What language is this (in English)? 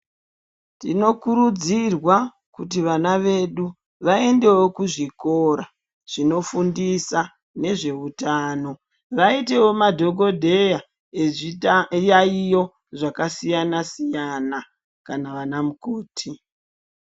Ndau